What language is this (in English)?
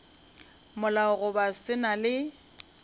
Northern Sotho